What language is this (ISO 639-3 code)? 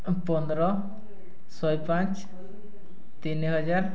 ori